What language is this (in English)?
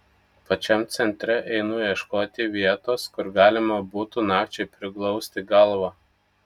Lithuanian